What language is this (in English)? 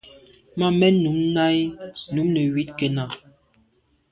Medumba